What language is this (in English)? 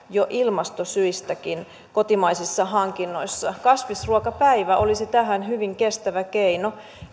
Finnish